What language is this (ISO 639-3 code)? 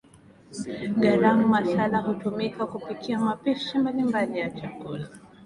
swa